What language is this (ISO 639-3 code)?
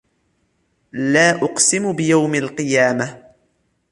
ara